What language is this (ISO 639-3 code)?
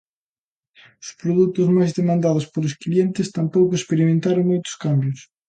glg